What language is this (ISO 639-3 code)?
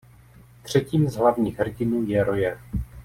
ces